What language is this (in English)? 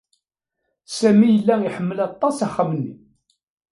Kabyle